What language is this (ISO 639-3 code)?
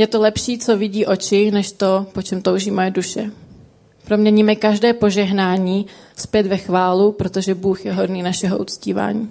ces